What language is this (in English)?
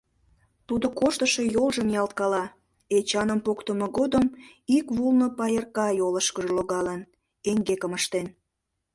Mari